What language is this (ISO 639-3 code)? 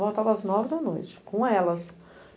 por